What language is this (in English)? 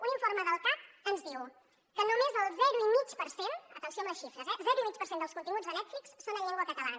Catalan